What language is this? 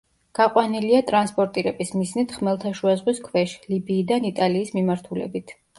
Georgian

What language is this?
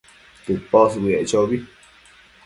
Matsés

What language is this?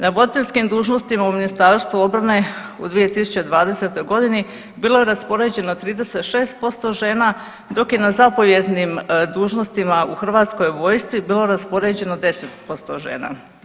Croatian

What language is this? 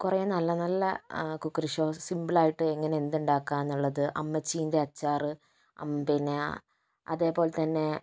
Malayalam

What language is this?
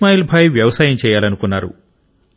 Telugu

